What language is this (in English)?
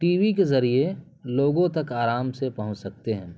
Urdu